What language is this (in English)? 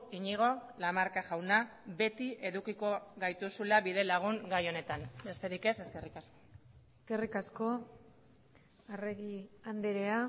Basque